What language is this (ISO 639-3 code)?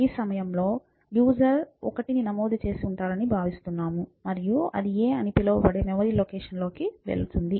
tel